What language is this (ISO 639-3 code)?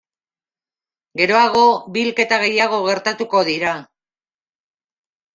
eus